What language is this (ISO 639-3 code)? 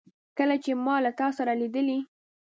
pus